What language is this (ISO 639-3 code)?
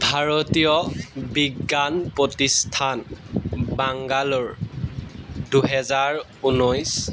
asm